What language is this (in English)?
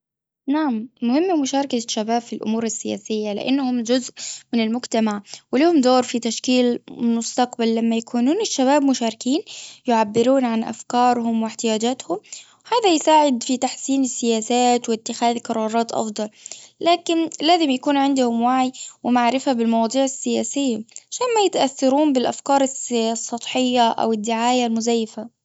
Gulf Arabic